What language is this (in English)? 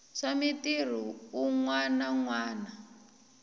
Tsonga